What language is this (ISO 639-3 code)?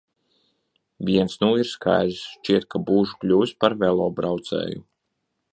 lav